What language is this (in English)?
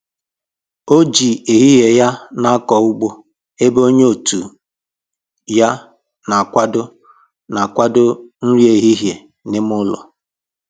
Igbo